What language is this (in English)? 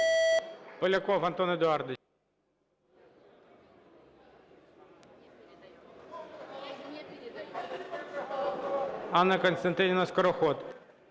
Ukrainian